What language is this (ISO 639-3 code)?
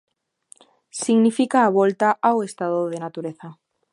glg